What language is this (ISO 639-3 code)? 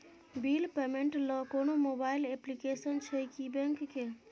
mai